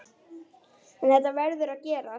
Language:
Icelandic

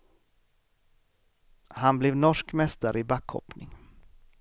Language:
Swedish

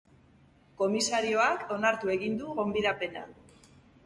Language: Basque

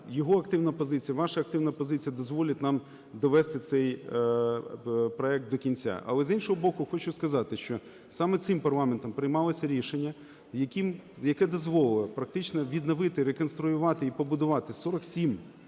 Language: Ukrainian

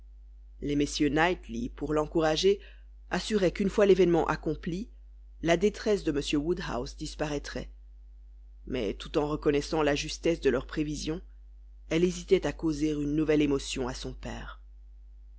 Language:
French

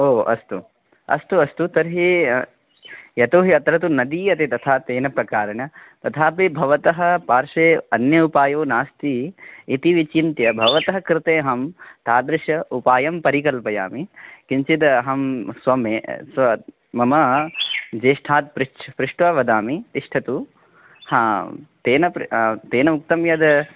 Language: Sanskrit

